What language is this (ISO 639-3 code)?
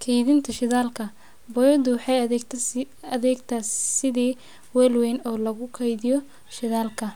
som